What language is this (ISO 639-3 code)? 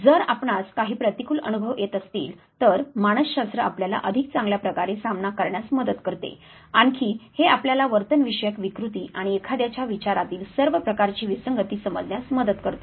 mar